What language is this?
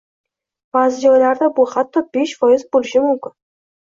Uzbek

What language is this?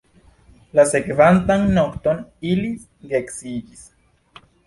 Esperanto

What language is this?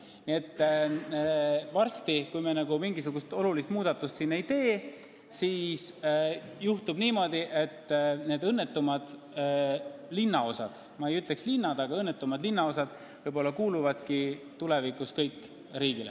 Estonian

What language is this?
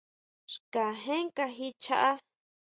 Huautla Mazatec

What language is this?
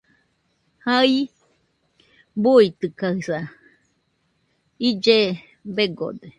Nüpode Huitoto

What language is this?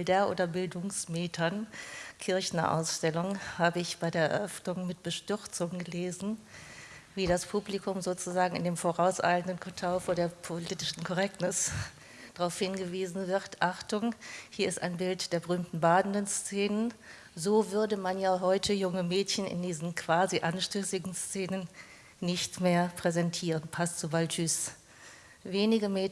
German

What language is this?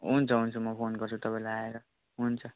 Nepali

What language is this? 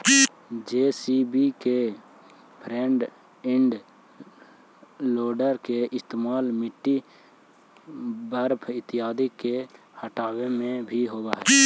Magahi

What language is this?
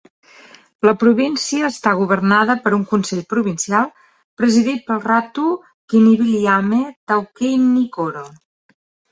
Catalan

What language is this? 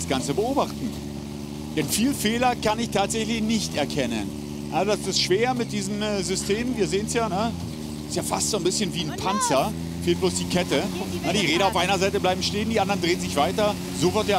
German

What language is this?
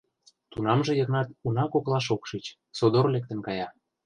Mari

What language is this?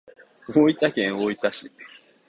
Japanese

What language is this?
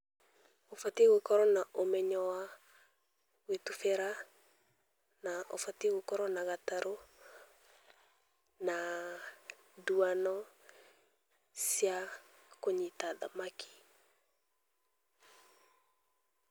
Kikuyu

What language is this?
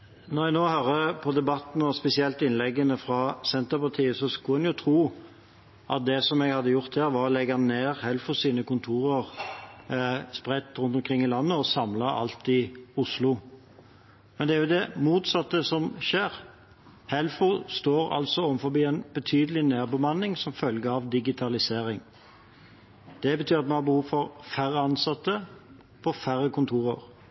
Norwegian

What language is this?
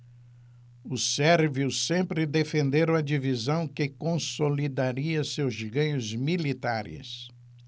Portuguese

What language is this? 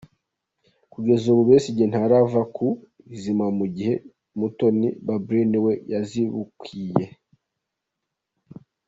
Kinyarwanda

